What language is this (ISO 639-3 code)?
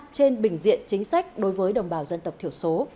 vie